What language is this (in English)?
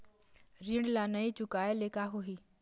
Chhattisgarhi